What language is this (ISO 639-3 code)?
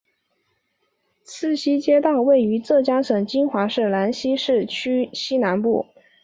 zho